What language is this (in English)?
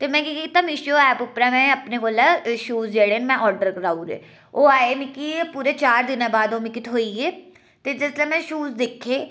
Dogri